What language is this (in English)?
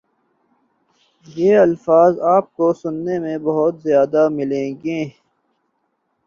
Urdu